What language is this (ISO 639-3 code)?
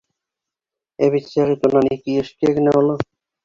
bak